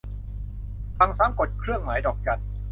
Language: Thai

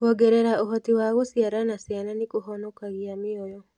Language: Kikuyu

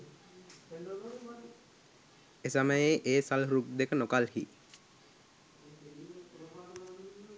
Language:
Sinhala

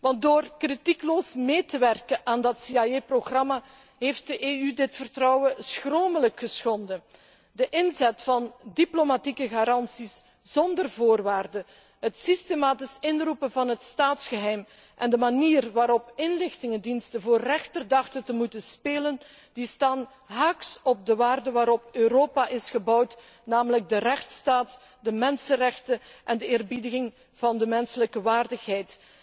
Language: Dutch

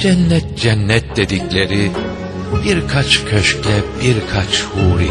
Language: Turkish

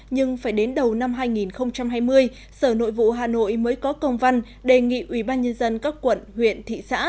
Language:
Vietnamese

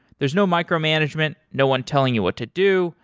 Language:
English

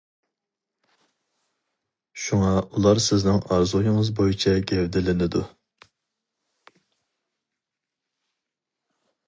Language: Uyghur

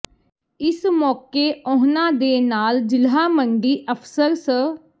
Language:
Punjabi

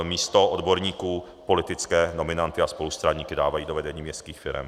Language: Czech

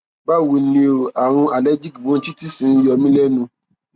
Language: Yoruba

